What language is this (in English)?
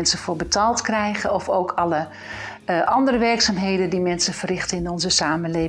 Dutch